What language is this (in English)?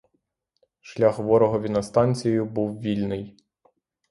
Ukrainian